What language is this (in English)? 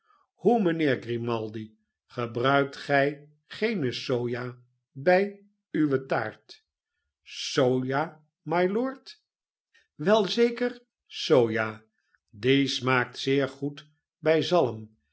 Dutch